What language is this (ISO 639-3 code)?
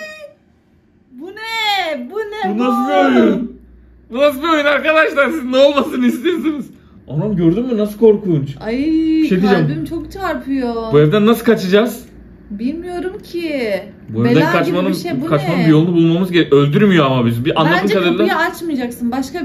tur